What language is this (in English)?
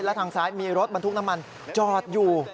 Thai